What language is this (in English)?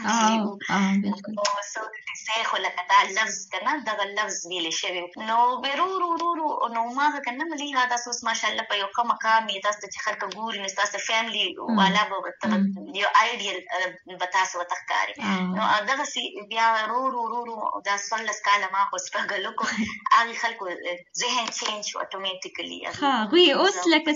Urdu